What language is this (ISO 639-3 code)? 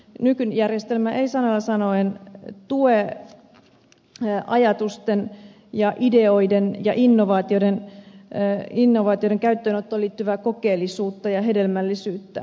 fin